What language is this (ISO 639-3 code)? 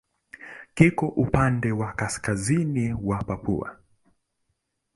swa